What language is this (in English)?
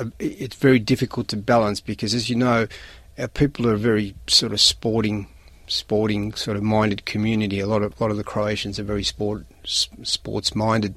Croatian